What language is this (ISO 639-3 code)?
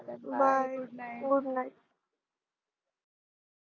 mar